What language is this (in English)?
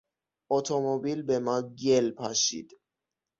Persian